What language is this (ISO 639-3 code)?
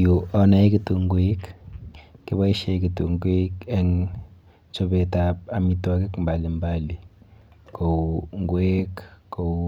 kln